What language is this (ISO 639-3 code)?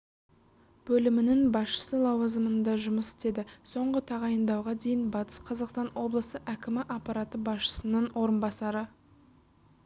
kaz